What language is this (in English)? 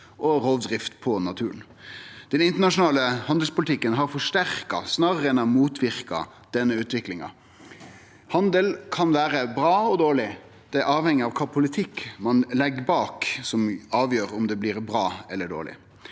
Norwegian